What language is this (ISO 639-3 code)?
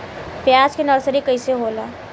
bho